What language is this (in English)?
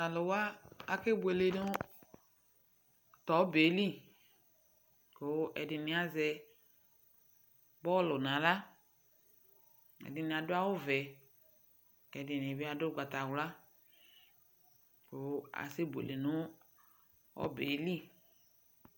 Ikposo